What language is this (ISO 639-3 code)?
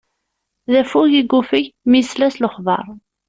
kab